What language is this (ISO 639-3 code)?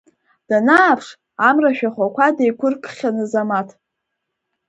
abk